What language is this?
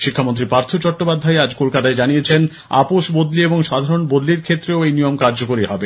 Bangla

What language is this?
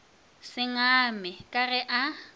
Northern Sotho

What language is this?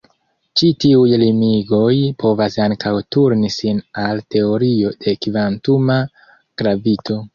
Esperanto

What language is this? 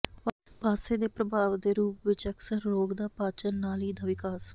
Punjabi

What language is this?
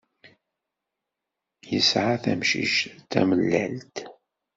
Kabyle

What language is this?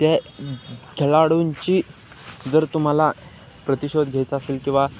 Marathi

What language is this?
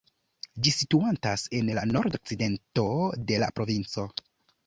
Esperanto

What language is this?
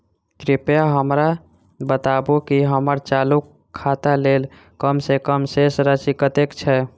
Maithili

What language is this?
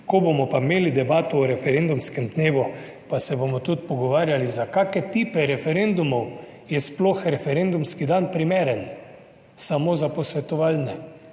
Slovenian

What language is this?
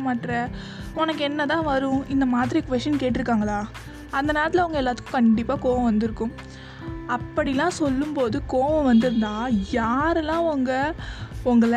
Tamil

